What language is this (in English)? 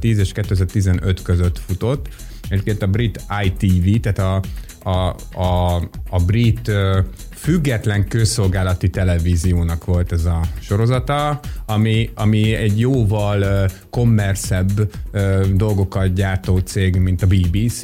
Hungarian